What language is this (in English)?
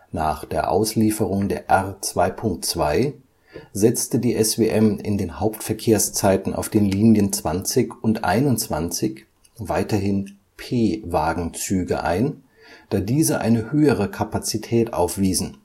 German